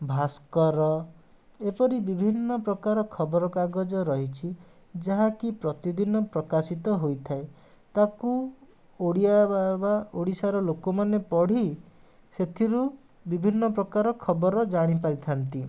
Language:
Odia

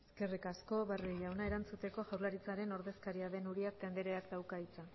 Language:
Basque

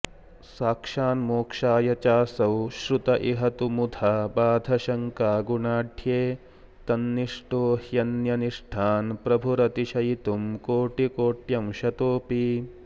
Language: Sanskrit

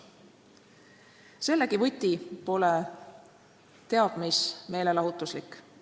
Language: Estonian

